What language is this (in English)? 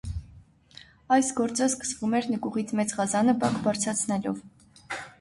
Armenian